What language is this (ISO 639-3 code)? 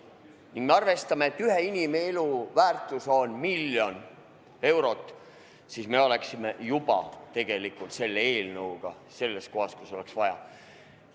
est